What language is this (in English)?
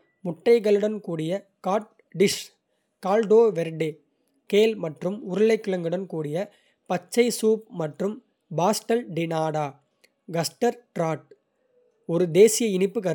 Kota (India)